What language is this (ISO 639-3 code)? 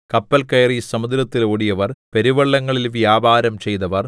mal